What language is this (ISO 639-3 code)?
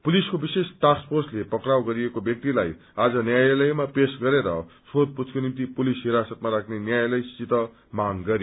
nep